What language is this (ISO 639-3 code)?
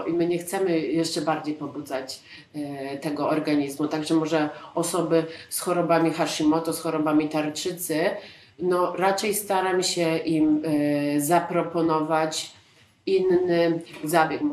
pol